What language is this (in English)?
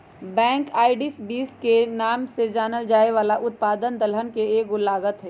Magahi